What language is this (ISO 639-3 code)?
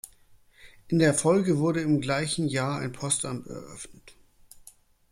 deu